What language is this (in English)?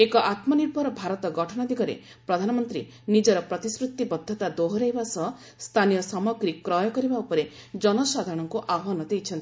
Odia